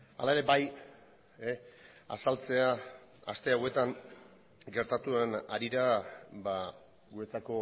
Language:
Basque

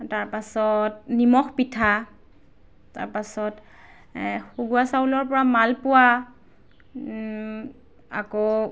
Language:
Assamese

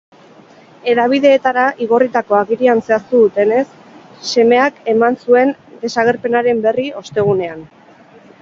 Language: Basque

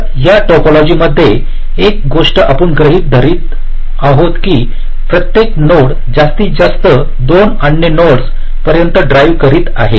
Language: Marathi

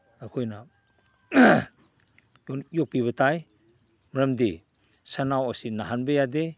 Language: Manipuri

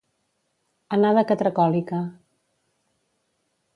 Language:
Catalan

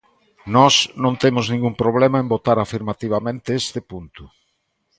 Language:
Galician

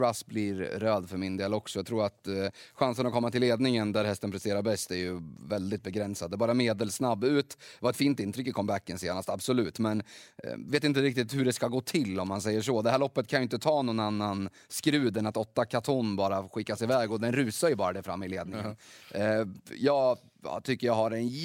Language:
Swedish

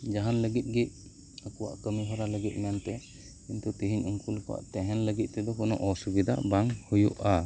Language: Santali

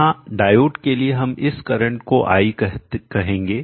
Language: Hindi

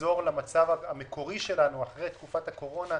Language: Hebrew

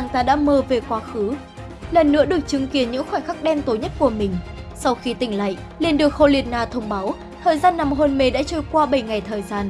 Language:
Vietnamese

